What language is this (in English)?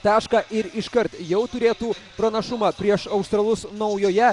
Lithuanian